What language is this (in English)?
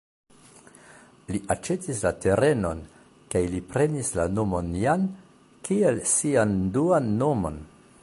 Esperanto